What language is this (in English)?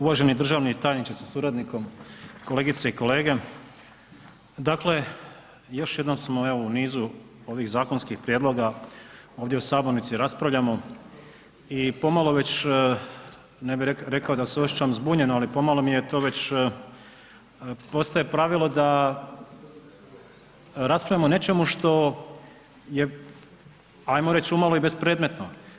Croatian